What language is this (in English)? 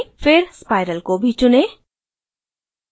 Hindi